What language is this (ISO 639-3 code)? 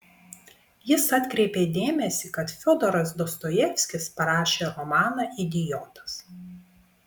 lit